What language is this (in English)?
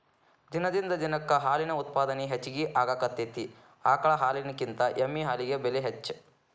Kannada